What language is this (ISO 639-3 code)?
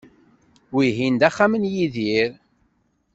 kab